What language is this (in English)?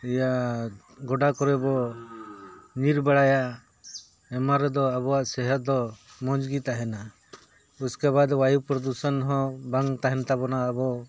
Santali